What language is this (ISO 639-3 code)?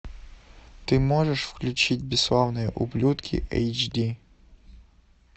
rus